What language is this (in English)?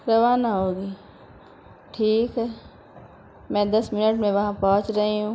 Urdu